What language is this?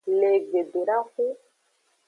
Aja (Benin)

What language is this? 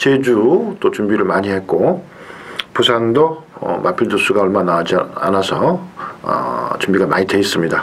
Korean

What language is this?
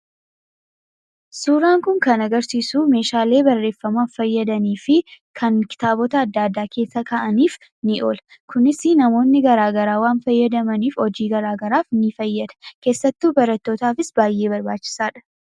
Oromo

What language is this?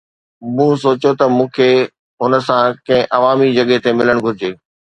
Sindhi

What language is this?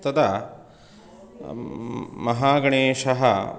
Sanskrit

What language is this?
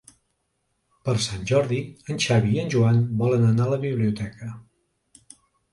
Catalan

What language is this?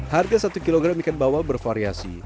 Indonesian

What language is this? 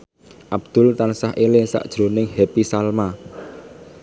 Javanese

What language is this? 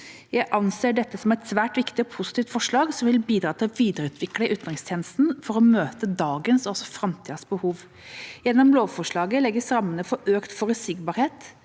Norwegian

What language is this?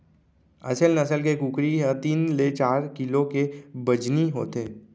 Chhattisgarhi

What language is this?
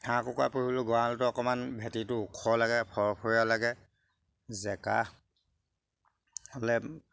Assamese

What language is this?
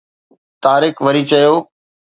Sindhi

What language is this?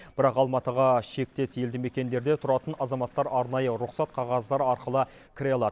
Kazakh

